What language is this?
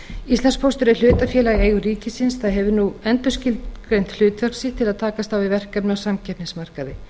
Icelandic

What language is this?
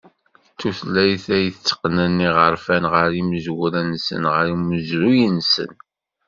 Kabyle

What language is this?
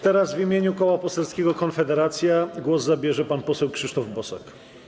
Polish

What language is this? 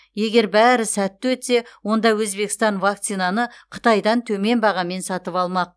Kazakh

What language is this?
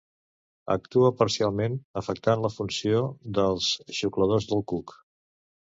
Catalan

